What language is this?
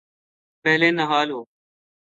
Urdu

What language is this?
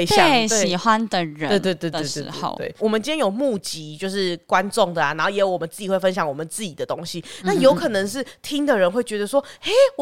Chinese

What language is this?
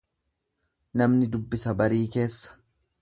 Oromo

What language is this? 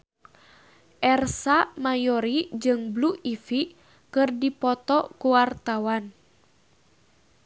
Sundanese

